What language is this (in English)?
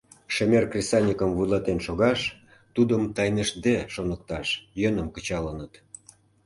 Mari